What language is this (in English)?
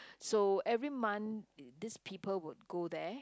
English